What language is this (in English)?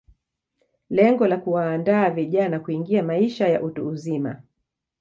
Swahili